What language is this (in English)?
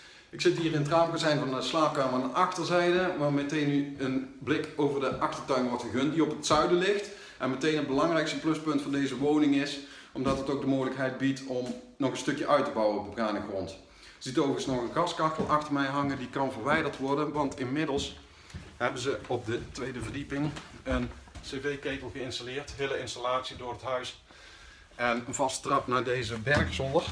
Dutch